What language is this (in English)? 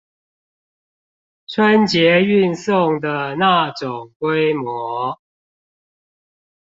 Chinese